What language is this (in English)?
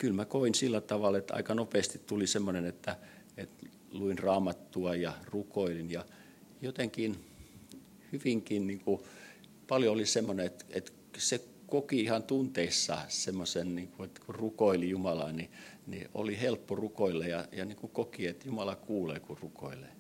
Finnish